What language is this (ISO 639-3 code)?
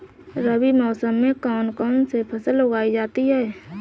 hin